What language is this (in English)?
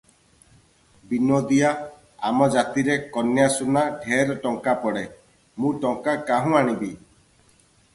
Odia